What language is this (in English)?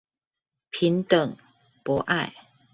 Chinese